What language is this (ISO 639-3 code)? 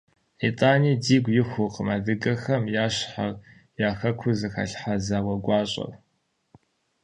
kbd